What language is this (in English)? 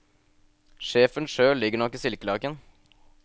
Norwegian